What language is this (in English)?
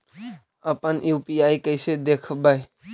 Magahi